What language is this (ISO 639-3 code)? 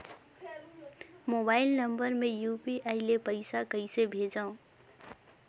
hne